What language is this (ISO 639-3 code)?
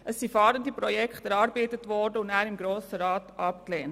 gsw